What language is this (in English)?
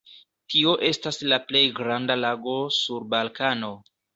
Esperanto